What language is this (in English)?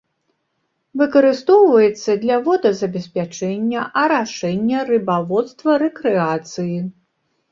Belarusian